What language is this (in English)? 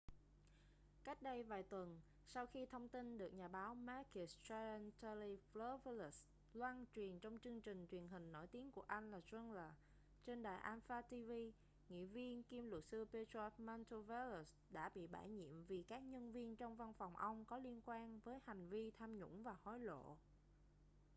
Vietnamese